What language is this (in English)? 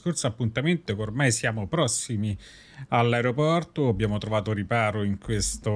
Italian